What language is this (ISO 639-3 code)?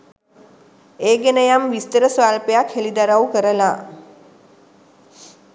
sin